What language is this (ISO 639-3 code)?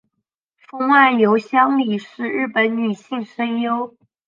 zho